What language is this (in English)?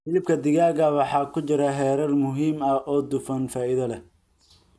Somali